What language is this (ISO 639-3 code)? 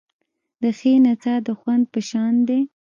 pus